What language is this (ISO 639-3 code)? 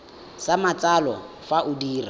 tsn